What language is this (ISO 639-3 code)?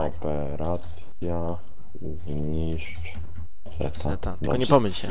pol